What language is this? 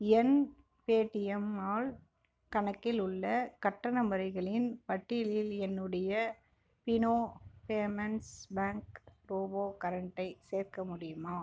Tamil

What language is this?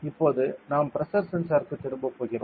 Tamil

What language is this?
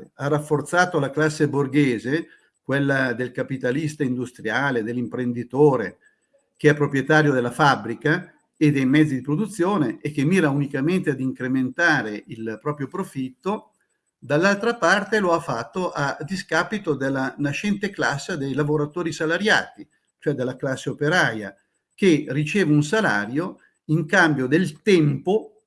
Italian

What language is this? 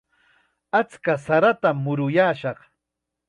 Chiquián Ancash Quechua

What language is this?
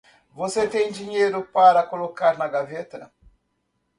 Portuguese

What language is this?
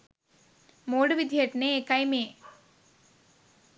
Sinhala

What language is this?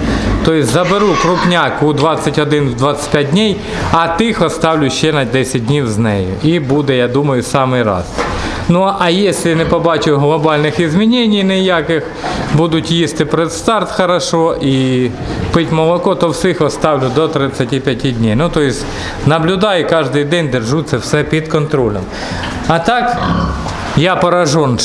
Russian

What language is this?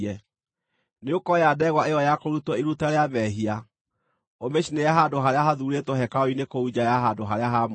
Kikuyu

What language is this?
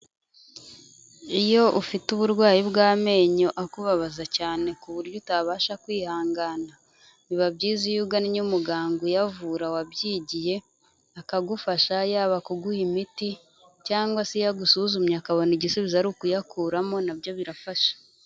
Kinyarwanda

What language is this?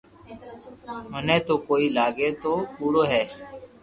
Loarki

